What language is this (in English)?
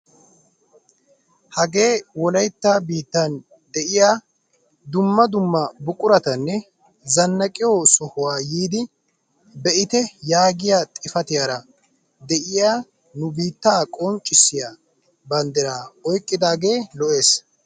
Wolaytta